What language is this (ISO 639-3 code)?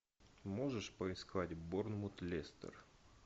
rus